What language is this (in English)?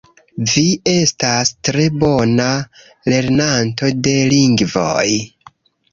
Esperanto